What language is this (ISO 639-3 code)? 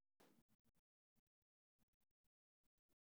som